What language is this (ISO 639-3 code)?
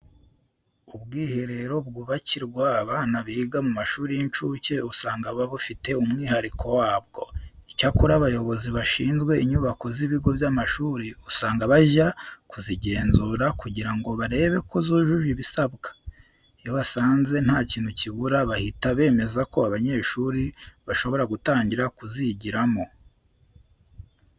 kin